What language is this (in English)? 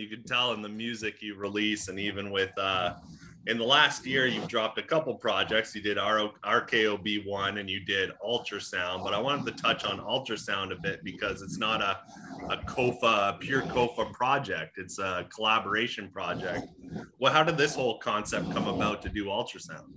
English